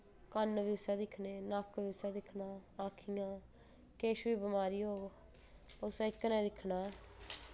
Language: Dogri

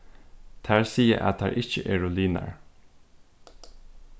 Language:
Faroese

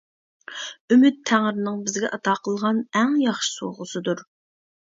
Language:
Uyghur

